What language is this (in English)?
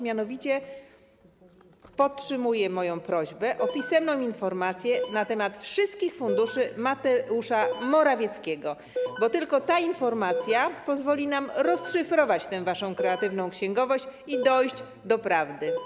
Polish